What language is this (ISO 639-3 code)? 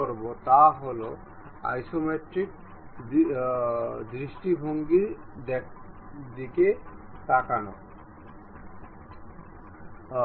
ben